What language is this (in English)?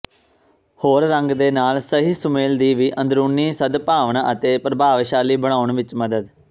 Punjabi